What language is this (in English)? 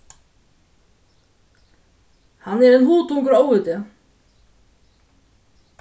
Faroese